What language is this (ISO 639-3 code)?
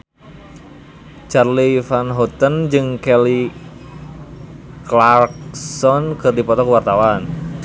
sun